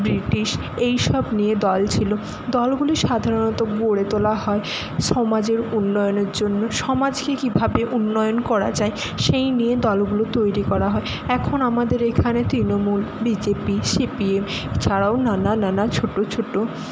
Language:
Bangla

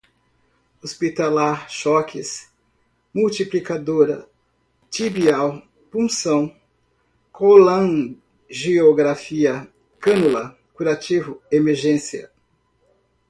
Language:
Portuguese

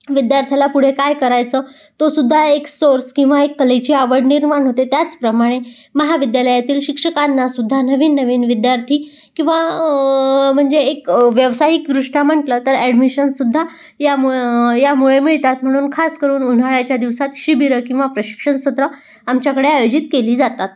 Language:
Marathi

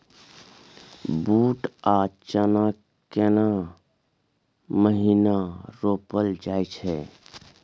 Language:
Maithili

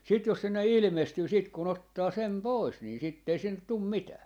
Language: Finnish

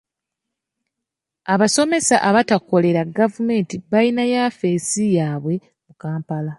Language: Ganda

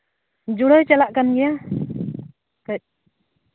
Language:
Santali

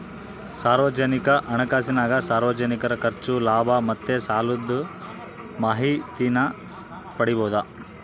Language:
Kannada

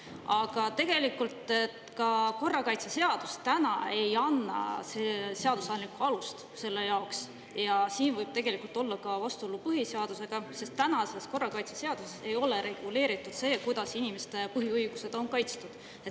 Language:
Estonian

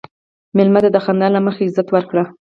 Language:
Pashto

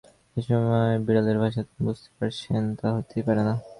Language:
Bangla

